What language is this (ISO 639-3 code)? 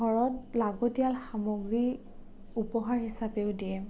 asm